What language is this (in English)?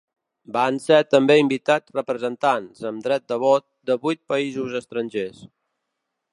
Catalan